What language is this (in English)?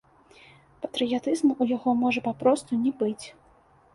Belarusian